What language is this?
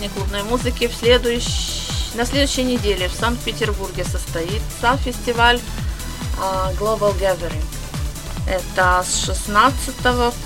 Russian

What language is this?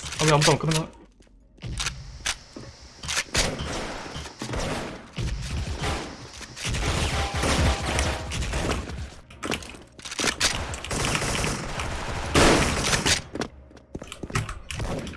Korean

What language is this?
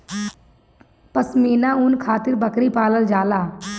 Bhojpuri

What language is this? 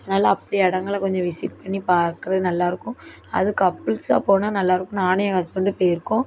Tamil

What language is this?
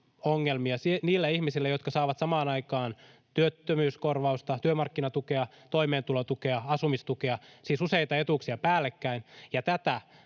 Finnish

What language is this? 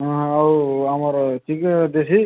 Odia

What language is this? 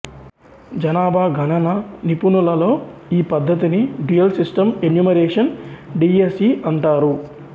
Telugu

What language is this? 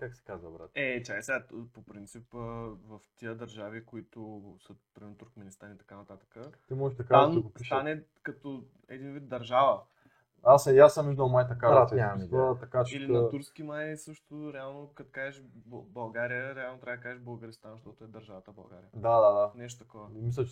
Bulgarian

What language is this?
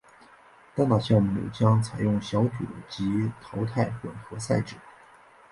Chinese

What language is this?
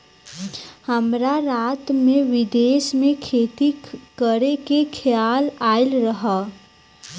Bhojpuri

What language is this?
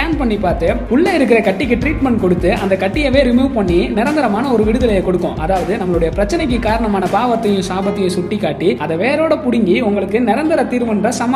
Tamil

